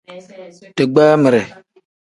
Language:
Tem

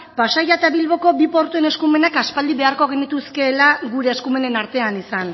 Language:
Basque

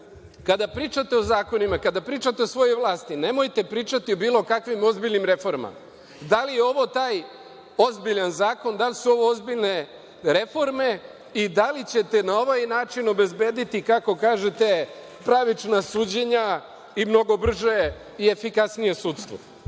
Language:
Serbian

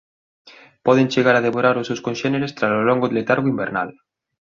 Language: Galician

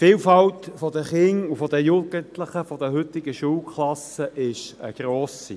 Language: Swiss German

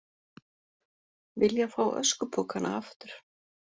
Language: Icelandic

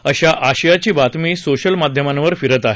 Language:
Marathi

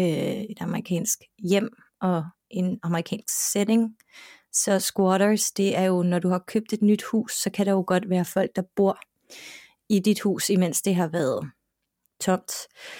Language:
Danish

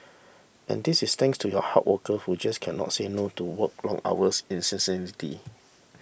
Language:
English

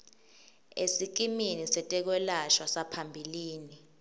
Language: Swati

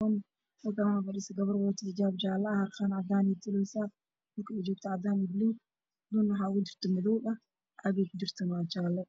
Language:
Somali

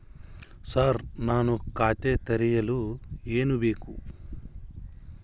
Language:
Kannada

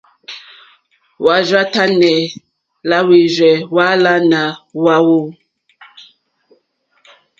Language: Mokpwe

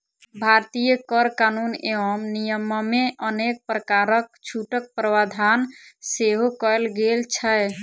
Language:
Maithili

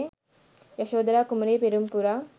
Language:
Sinhala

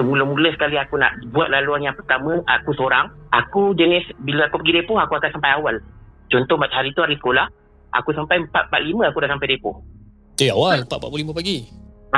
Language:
Malay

